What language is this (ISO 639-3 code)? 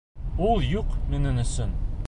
bak